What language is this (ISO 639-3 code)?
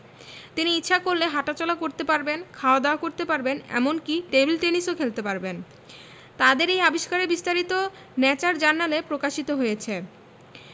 ben